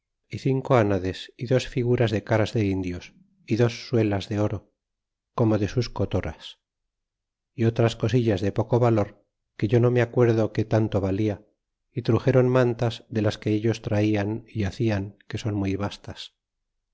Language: Spanish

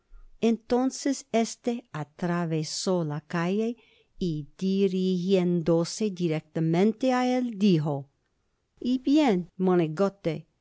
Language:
Spanish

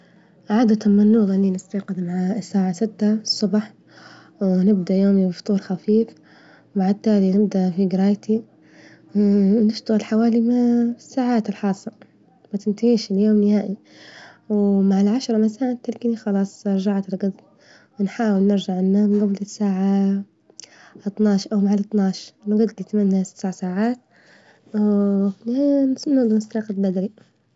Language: Libyan Arabic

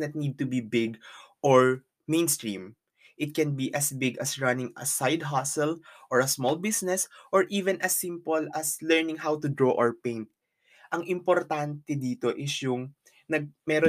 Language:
Filipino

